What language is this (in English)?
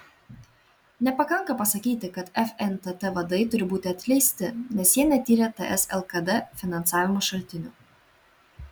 Lithuanian